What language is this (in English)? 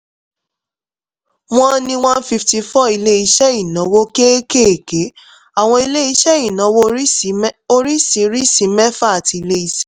Yoruba